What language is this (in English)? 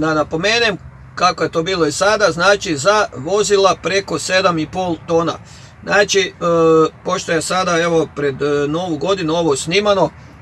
Croatian